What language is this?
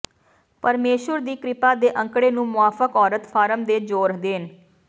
Punjabi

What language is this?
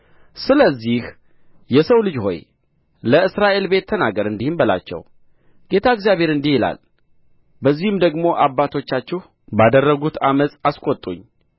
Amharic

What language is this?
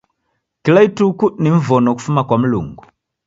Taita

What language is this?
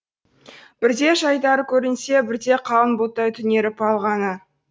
Kazakh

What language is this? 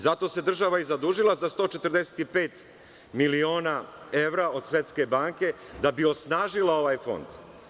Serbian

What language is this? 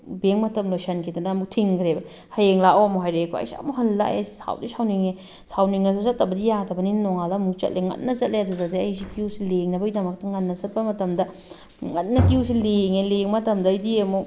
Manipuri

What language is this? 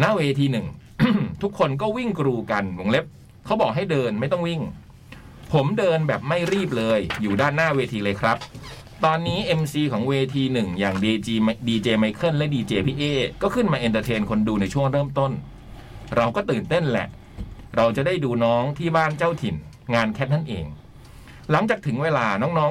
Thai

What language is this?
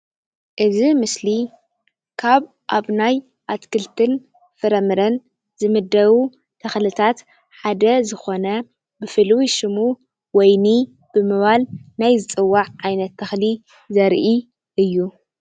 Tigrinya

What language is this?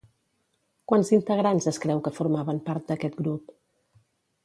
Catalan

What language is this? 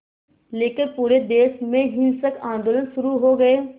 Hindi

